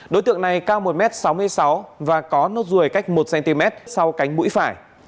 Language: Vietnamese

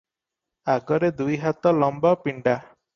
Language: Odia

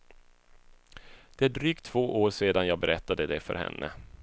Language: Swedish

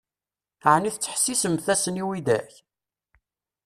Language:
Kabyle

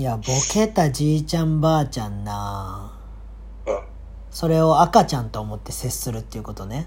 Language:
Japanese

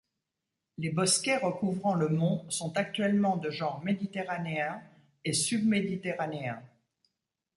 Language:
French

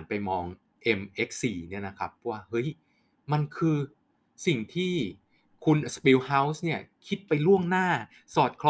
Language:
Thai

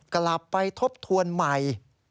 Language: Thai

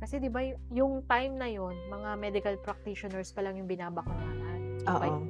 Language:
Filipino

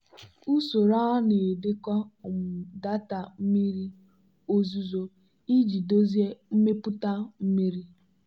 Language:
Igbo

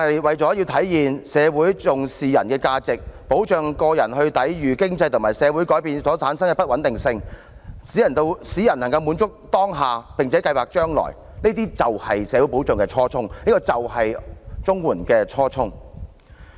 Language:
Cantonese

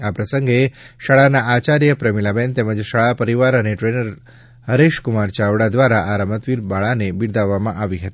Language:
Gujarati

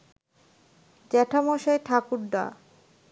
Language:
Bangla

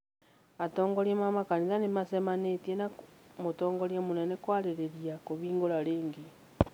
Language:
Kikuyu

